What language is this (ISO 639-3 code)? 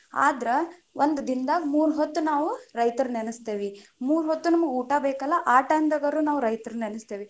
kan